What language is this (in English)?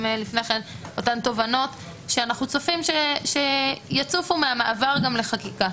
Hebrew